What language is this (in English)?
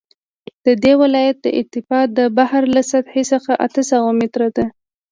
Pashto